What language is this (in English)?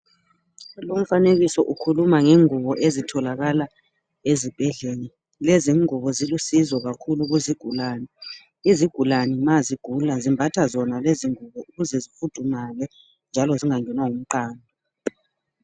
North Ndebele